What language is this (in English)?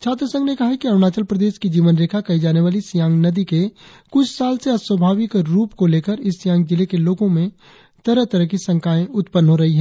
Hindi